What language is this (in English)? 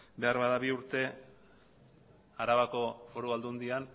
Basque